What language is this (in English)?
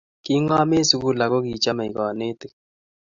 Kalenjin